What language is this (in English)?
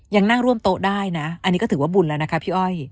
Thai